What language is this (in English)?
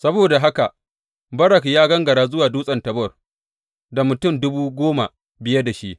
Hausa